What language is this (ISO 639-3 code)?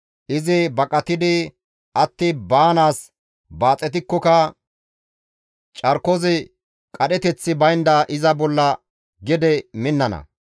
gmv